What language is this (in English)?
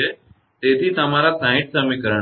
Gujarati